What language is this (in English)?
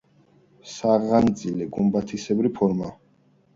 Georgian